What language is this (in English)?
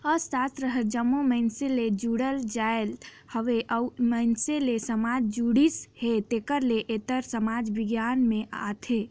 Chhattisgarhi